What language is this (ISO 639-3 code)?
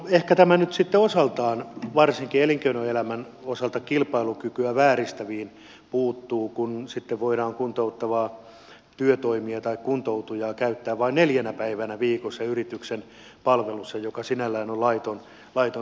fin